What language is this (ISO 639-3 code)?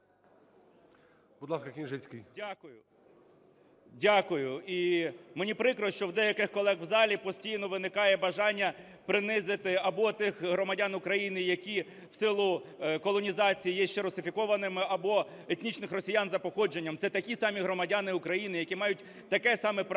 ukr